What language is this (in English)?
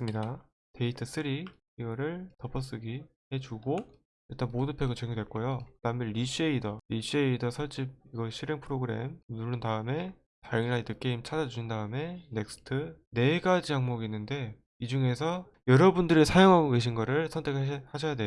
Korean